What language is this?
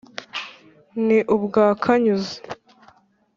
Kinyarwanda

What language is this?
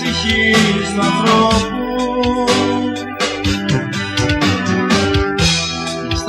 Romanian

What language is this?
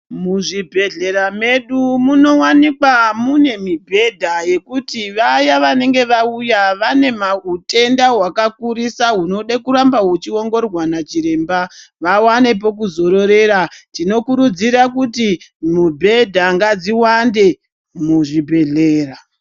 Ndau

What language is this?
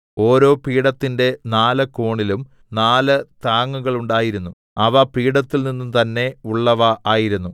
Malayalam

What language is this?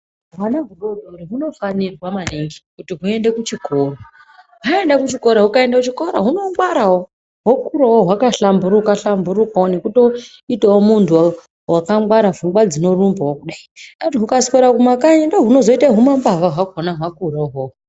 Ndau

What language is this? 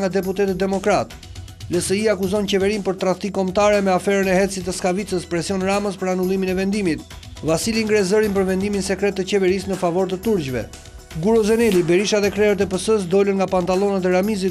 Romanian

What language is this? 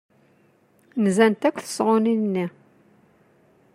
Kabyle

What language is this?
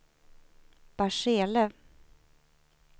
Swedish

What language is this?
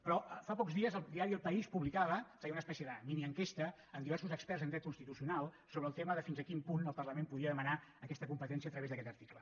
Catalan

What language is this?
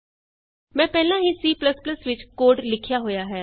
Punjabi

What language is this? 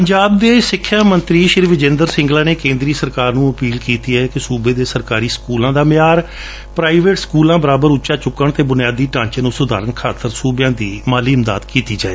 Punjabi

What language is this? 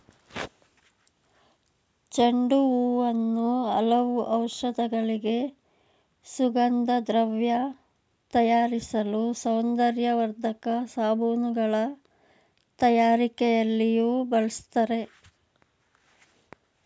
Kannada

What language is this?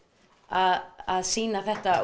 Icelandic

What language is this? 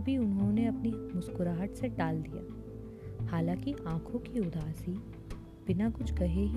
Hindi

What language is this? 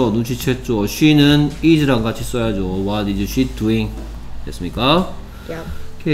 Korean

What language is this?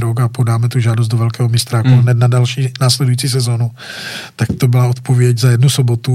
Czech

